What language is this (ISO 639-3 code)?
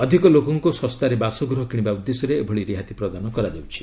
ori